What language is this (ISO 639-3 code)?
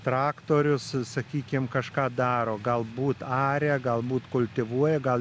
lit